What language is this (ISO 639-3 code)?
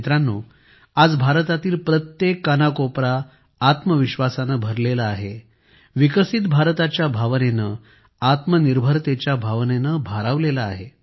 mar